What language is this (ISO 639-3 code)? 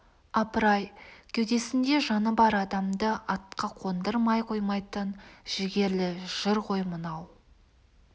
kaz